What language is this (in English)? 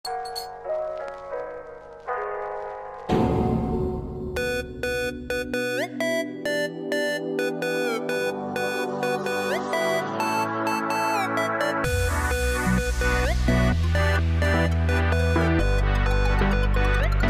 Greek